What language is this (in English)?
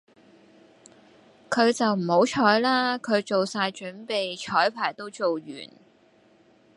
Cantonese